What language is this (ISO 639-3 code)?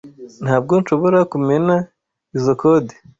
kin